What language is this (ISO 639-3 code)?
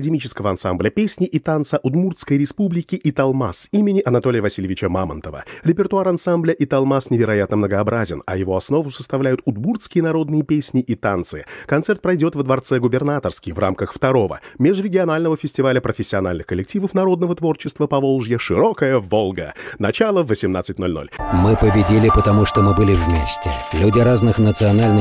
rus